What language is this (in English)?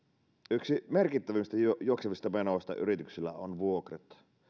Finnish